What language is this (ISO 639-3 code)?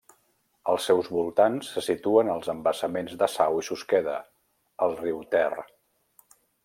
cat